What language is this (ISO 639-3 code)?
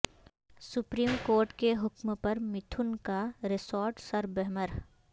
urd